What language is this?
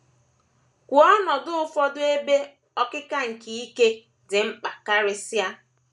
Igbo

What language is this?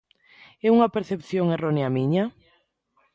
Galician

